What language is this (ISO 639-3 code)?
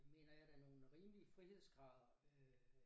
dan